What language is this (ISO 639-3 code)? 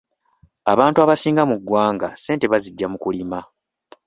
lug